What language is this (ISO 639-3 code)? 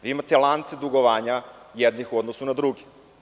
srp